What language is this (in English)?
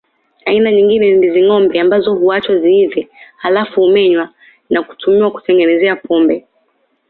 Swahili